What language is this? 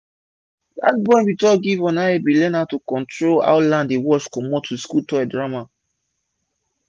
Nigerian Pidgin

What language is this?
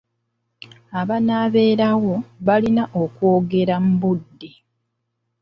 Ganda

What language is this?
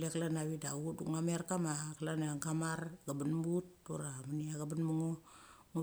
Mali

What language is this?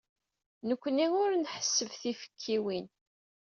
Kabyle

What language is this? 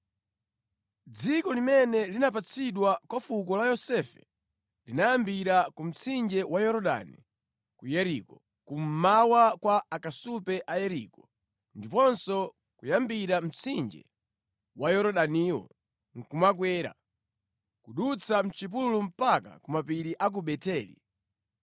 Nyanja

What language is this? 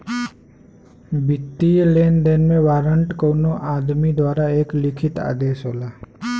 Bhojpuri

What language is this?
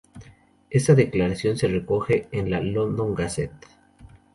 Spanish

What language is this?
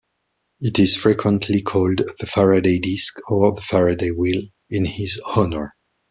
English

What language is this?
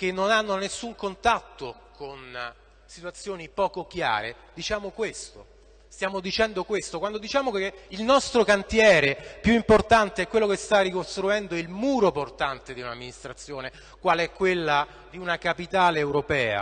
Italian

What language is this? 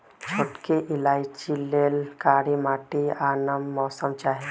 Magahi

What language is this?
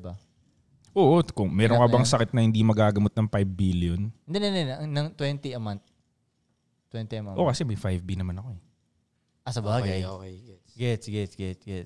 Filipino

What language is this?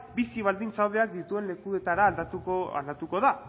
Basque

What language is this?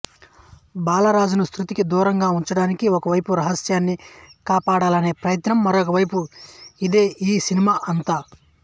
Telugu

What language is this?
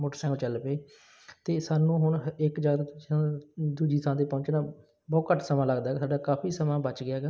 Punjabi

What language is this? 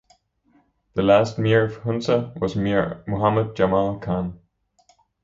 English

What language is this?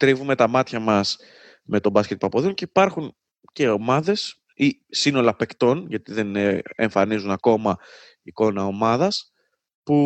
Greek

